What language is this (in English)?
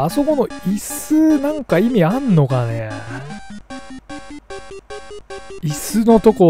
Japanese